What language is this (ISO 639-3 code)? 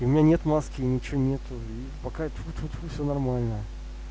rus